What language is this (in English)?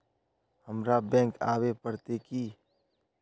Magahi